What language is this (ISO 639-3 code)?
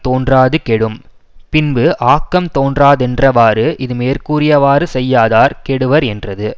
tam